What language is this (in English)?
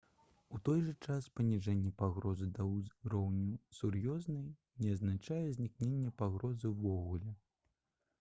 Belarusian